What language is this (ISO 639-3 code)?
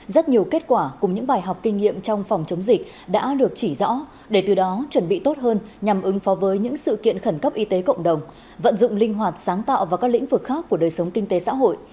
vie